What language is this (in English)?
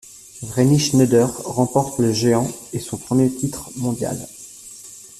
French